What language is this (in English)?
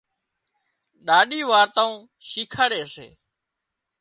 Wadiyara Koli